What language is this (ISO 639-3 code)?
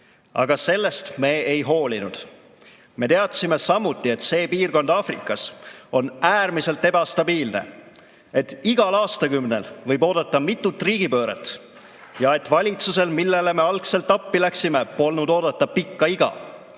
est